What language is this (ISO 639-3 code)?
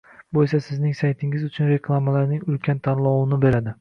uzb